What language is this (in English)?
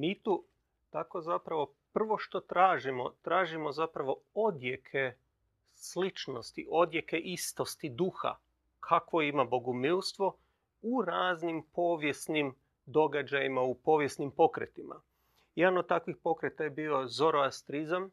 Croatian